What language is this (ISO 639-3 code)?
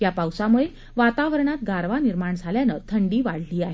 mar